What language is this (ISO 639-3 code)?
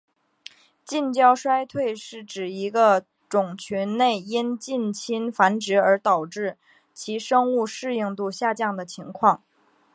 zho